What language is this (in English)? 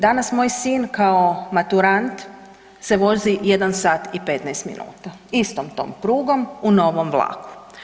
Croatian